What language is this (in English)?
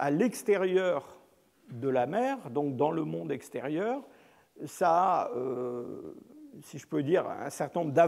French